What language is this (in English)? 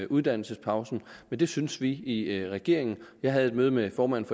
Danish